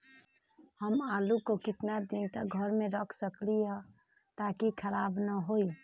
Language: Magahi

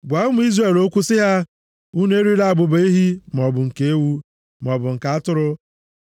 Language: Igbo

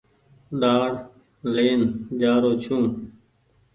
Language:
Goaria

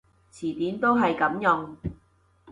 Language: Cantonese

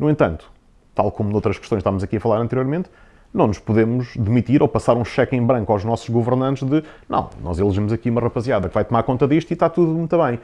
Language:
Portuguese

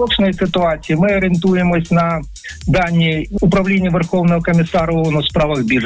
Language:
Ukrainian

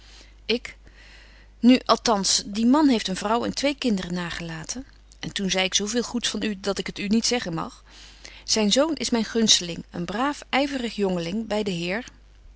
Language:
Dutch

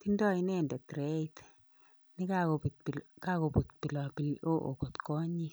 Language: Kalenjin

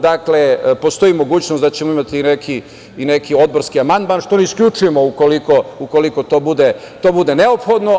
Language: Serbian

